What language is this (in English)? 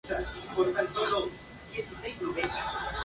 Spanish